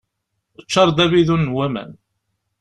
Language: Kabyle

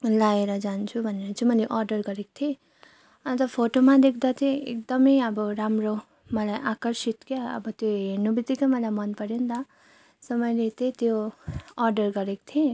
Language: Nepali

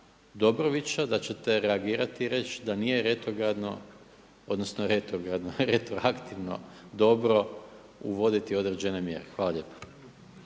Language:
Croatian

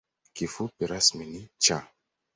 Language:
Swahili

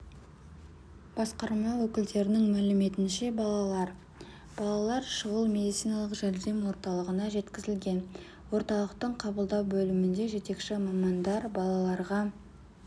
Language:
Kazakh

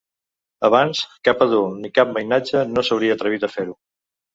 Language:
Catalan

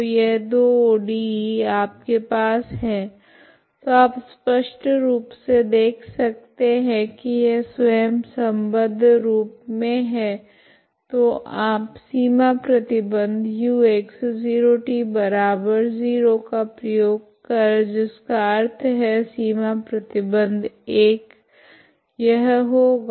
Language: Hindi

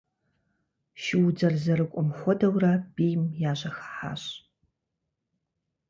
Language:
Kabardian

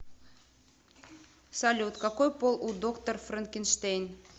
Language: Russian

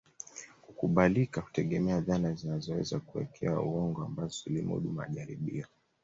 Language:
Swahili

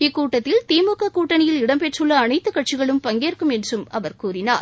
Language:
Tamil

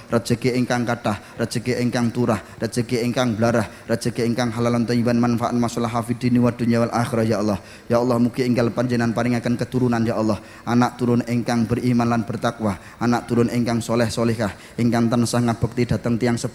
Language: Indonesian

